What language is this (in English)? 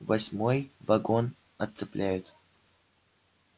Russian